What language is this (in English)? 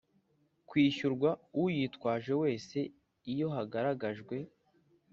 Kinyarwanda